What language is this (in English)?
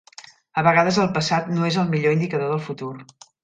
Catalan